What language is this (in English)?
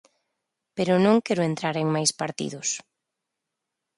Galician